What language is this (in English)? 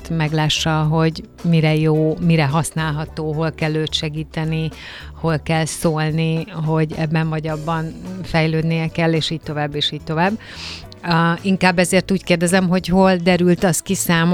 Hungarian